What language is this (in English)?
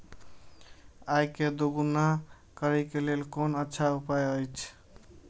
Maithili